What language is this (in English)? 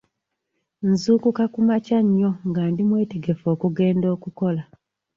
Ganda